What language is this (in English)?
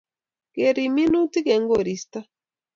Kalenjin